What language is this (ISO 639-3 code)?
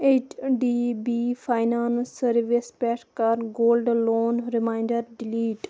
kas